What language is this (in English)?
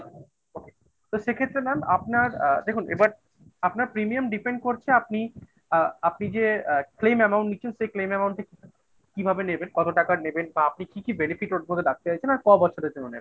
Bangla